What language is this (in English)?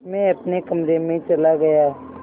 Hindi